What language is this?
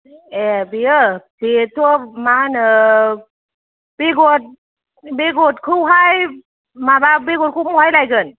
Bodo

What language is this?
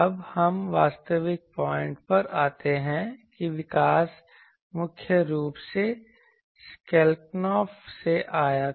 Hindi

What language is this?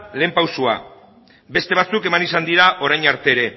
Basque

